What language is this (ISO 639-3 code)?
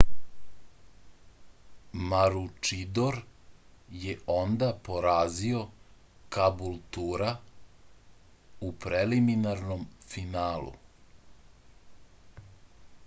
srp